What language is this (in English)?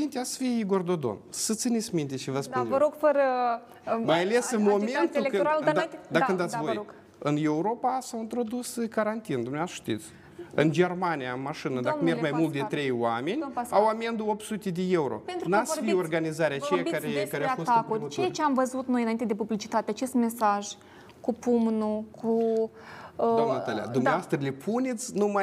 Romanian